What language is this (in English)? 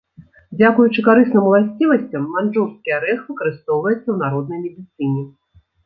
Belarusian